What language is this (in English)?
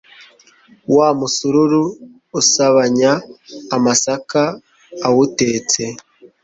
Kinyarwanda